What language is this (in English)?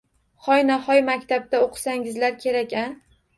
Uzbek